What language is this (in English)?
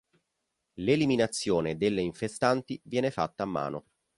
Italian